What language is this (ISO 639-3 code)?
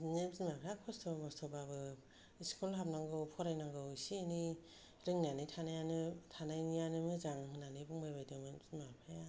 brx